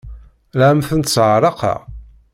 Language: Kabyle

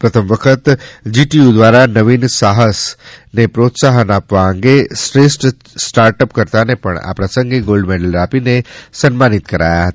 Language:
Gujarati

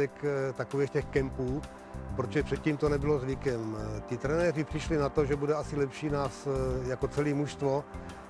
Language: Czech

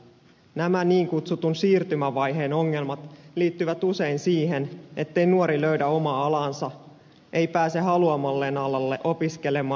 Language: Finnish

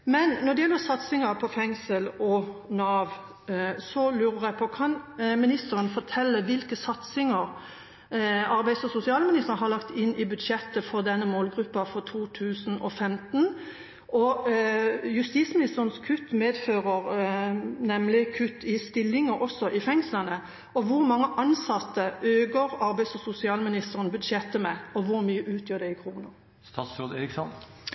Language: Norwegian Bokmål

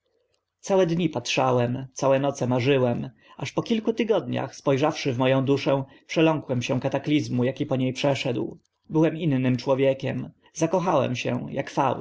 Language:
Polish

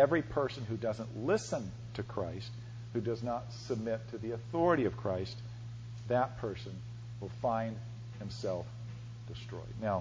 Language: English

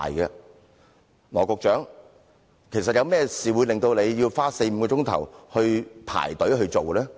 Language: Cantonese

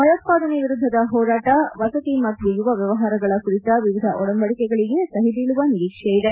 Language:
Kannada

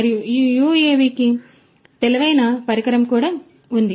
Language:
Telugu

